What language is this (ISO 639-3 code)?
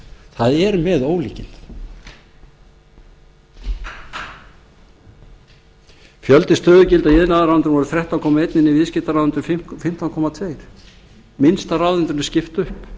isl